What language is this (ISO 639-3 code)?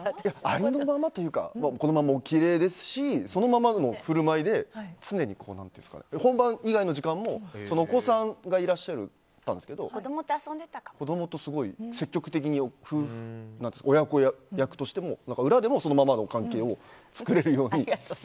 jpn